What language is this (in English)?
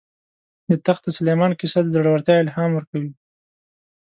Pashto